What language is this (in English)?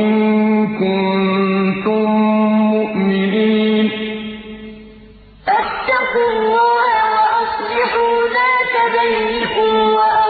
Arabic